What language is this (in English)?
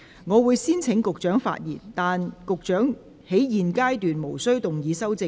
Cantonese